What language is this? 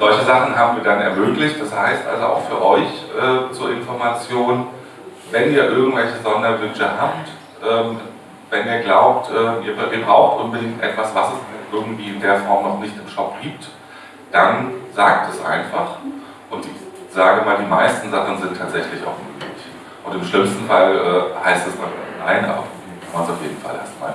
German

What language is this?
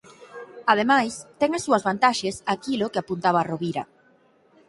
Galician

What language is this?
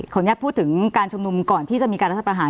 Thai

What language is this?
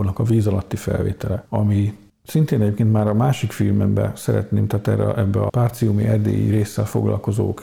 Hungarian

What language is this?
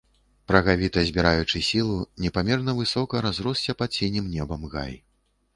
Belarusian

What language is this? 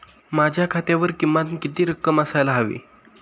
Marathi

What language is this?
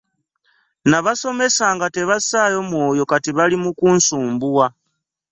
Ganda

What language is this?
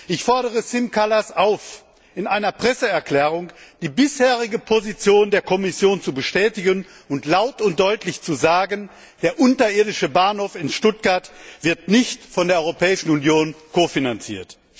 German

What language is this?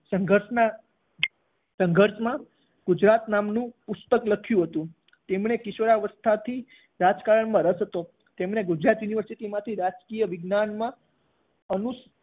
Gujarati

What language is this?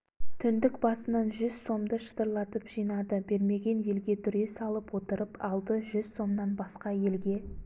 Kazakh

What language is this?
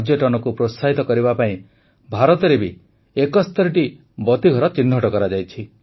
Odia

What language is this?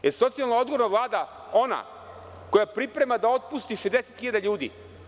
Serbian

